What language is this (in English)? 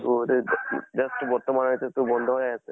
Assamese